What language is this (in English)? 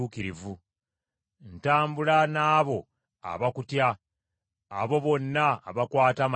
Ganda